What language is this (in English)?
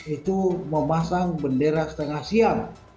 Indonesian